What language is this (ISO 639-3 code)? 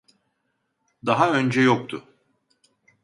tur